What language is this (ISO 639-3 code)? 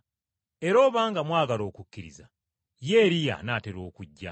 lug